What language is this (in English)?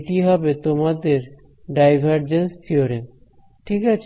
Bangla